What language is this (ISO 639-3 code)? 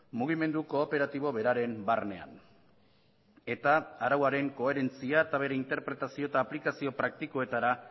eus